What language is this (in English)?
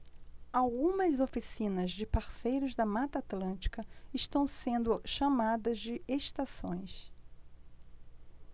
Portuguese